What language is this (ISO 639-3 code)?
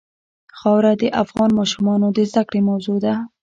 pus